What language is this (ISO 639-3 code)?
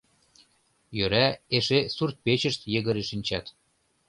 chm